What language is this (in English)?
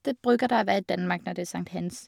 Norwegian